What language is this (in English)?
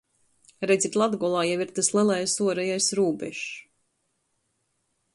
Latgalian